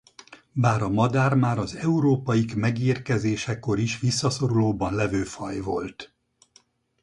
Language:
Hungarian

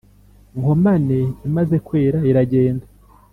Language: Kinyarwanda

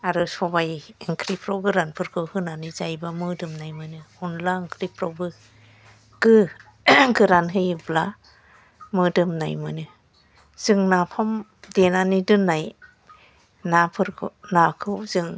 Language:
Bodo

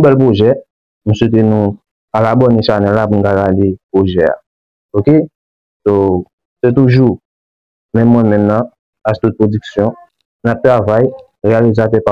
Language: French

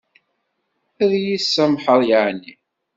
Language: Kabyle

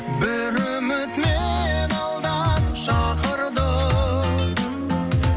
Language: Kazakh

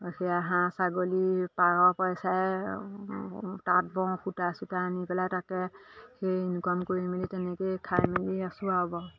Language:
Assamese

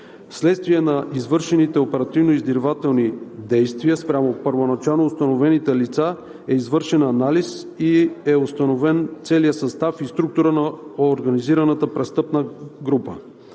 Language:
Bulgarian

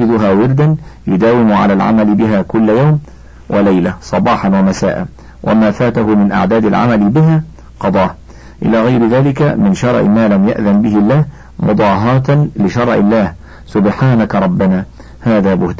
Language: Arabic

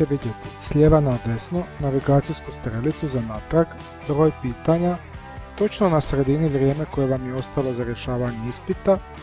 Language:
Croatian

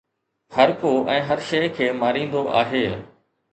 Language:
Sindhi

